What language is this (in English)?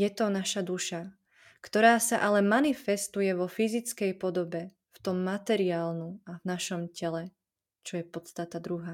Slovak